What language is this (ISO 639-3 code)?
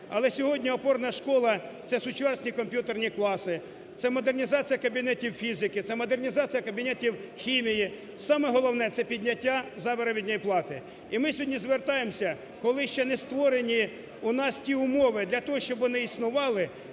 ukr